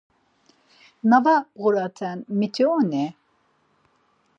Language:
Laz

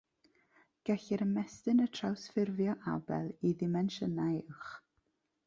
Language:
Welsh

